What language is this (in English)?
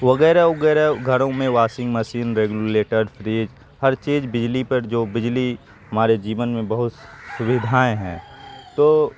Urdu